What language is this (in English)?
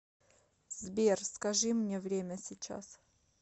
Russian